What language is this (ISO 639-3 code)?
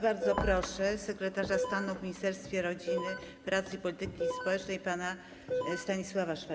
pol